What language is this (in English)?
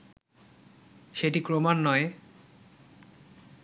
Bangla